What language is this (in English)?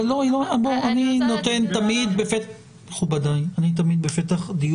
Hebrew